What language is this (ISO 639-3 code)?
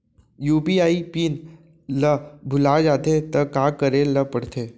hne